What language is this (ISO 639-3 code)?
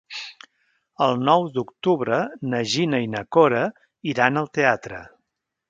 cat